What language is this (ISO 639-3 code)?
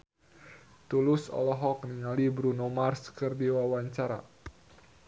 sun